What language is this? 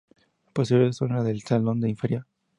Spanish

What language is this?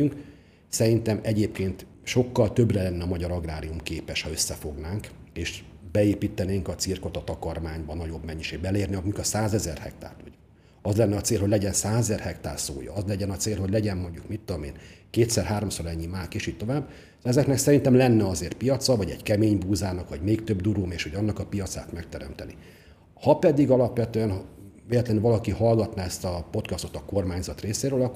Hungarian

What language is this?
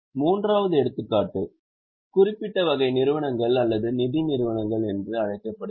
Tamil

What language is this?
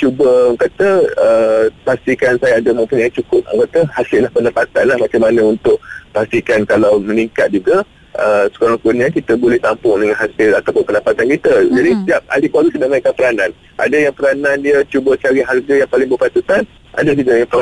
Malay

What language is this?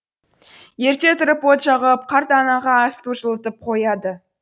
Kazakh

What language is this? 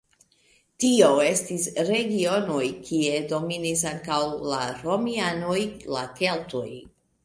Esperanto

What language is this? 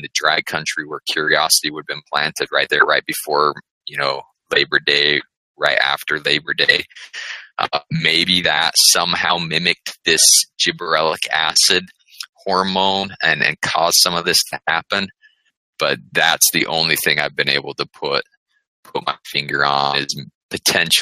English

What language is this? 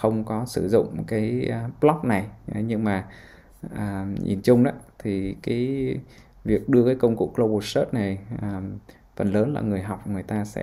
Vietnamese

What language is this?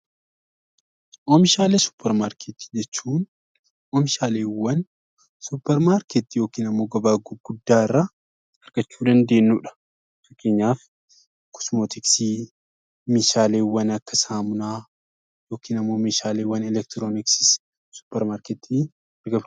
Oromo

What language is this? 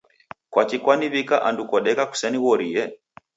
Taita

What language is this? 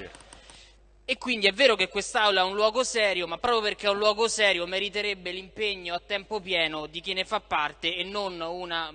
Italian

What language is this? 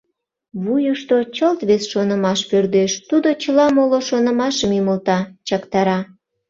Mari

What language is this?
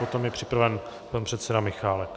Czech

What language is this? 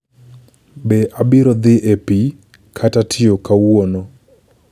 Luo (Kenya and Tanzania)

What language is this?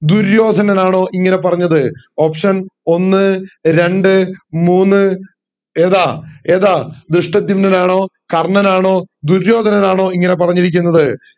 Malayalam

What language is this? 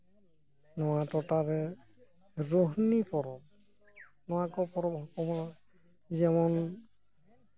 Santali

